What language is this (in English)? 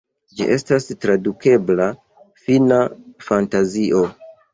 Esperanto